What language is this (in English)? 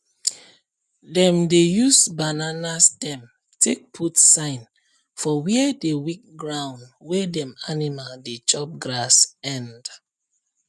Nigerian Pidgin